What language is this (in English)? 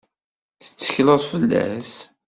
Kabyle